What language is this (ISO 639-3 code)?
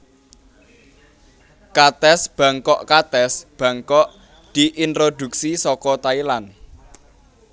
jav